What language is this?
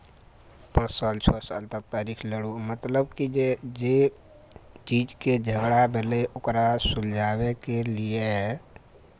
Maithili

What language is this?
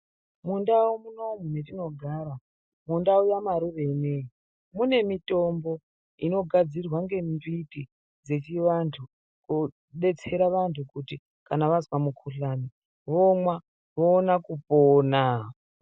Ndau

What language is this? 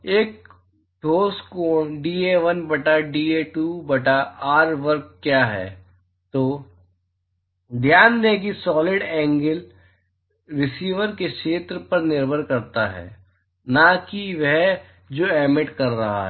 Hindi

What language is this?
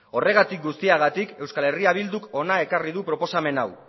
Basque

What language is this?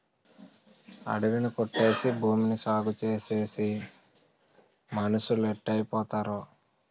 Telugu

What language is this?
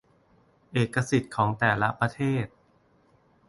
Thai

